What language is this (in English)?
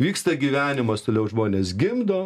Lithuanian